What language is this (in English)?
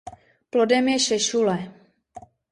Czech